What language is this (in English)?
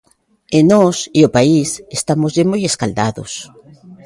Galician